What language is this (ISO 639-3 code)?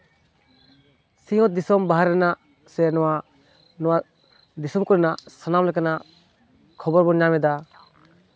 sat